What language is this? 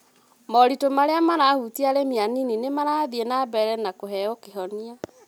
Kikuyu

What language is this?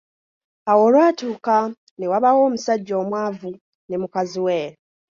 Ganda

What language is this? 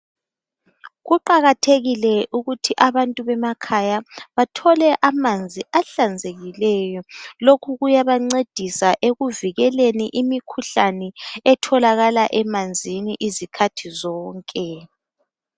North Ndebele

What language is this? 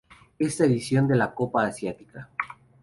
Spanish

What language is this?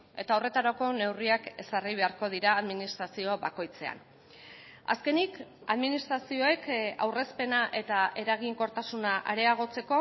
Basque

